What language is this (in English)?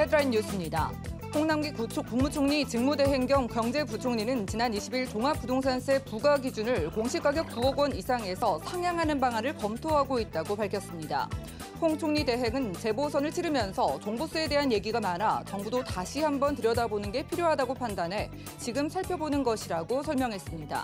Korean